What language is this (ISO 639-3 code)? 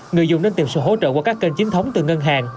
vie